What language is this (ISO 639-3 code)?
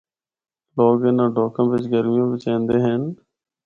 hno